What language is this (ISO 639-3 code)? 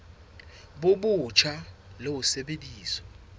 sot